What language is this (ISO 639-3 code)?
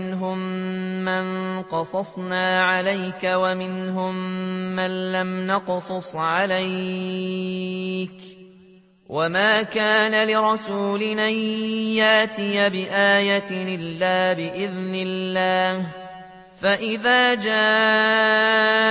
ara